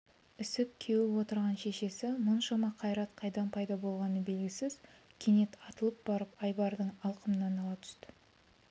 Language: Kazakh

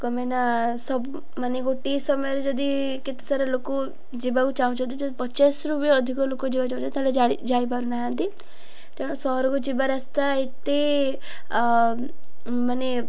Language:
Odia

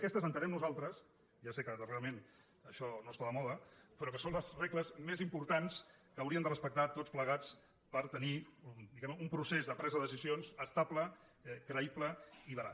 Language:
Catalan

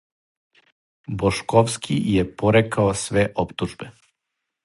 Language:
Serbian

